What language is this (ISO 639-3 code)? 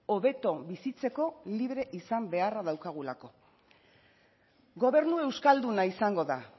eus